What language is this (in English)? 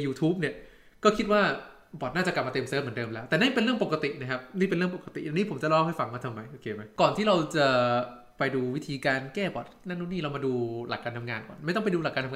Thai